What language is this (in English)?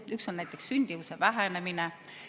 Estonian